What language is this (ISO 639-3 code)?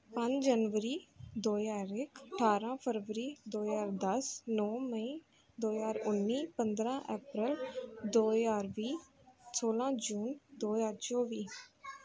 pan